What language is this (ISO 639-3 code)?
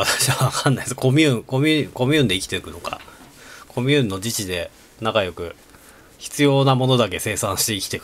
jpn